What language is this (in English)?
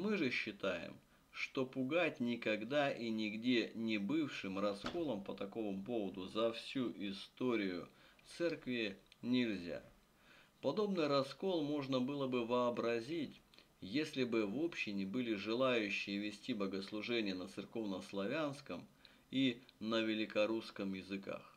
Russian